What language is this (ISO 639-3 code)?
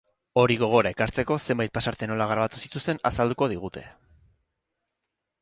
eus